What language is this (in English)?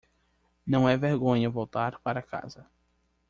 Portuguese